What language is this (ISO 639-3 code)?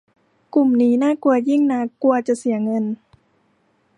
tha